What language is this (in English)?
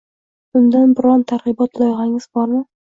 Uzbek